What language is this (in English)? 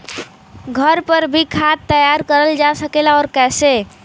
Bhojpuri